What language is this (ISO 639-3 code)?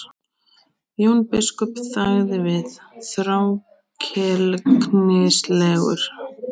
isl